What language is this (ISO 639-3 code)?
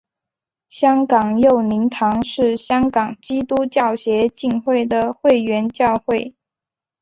zho